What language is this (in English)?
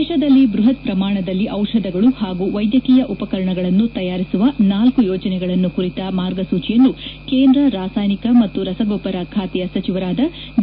Kannada